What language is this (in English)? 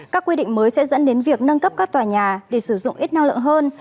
Vietnamese